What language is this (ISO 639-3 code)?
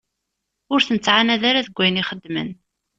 kab